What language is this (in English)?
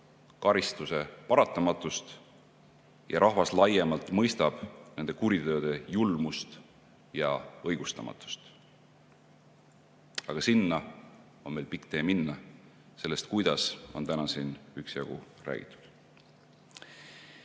Estonian